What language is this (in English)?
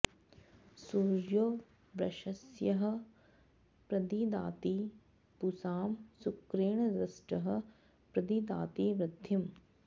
Sanskrit